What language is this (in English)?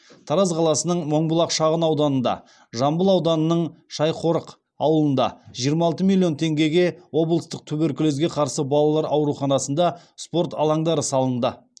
Kazakh